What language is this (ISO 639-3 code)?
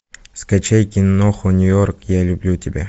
rus